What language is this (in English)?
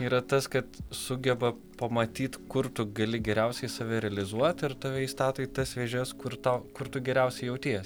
Lithuanian